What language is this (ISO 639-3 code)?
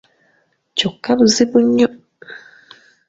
lug